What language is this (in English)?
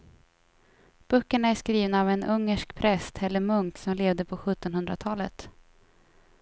Swedish